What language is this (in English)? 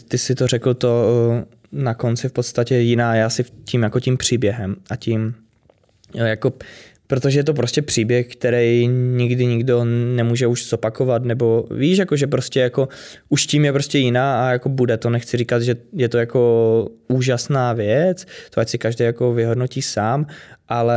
Czech